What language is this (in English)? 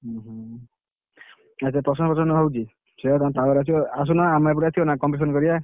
Odia